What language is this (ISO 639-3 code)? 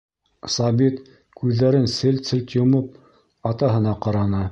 bak